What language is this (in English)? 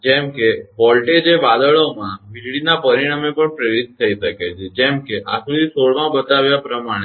Gujarati